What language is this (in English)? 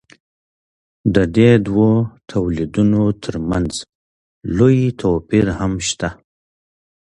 Pashto